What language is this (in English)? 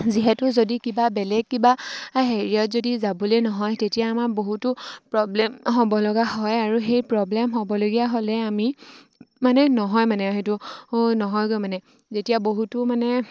Assamese